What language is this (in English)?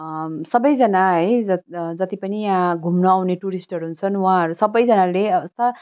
Nepali